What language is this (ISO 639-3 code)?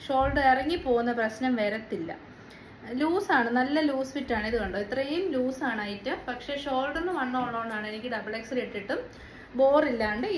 mal